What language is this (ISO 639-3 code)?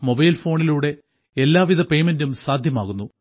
mal